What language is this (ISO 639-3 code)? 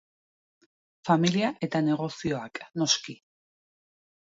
eus